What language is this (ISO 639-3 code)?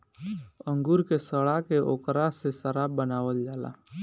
bho